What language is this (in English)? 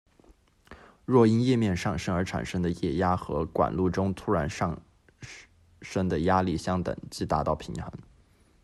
Chinese